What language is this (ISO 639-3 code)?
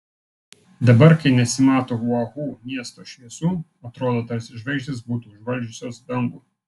lit